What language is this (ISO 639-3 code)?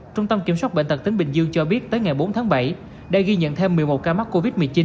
vie